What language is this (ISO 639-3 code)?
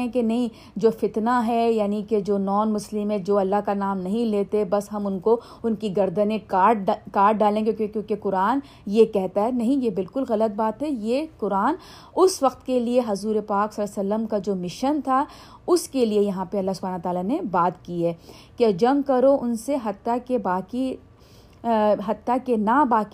urd